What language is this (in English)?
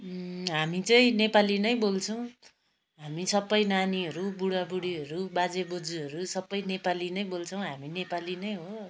Nepali